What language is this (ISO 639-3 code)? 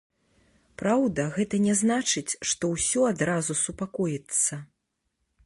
bel